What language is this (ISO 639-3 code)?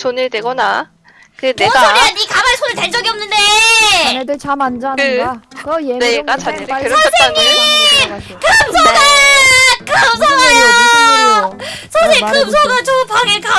kor